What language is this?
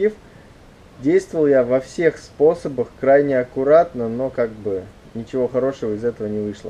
Russian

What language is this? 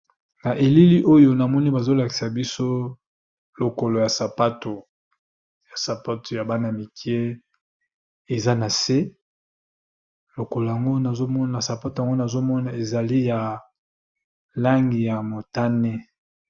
Lingala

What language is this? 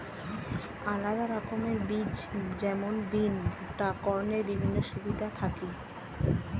Bangla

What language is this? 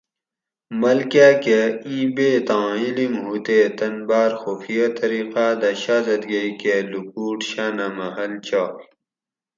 Gawri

